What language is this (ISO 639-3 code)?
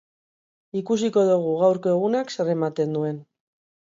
eus